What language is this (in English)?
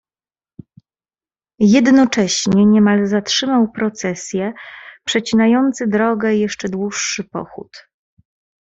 Polish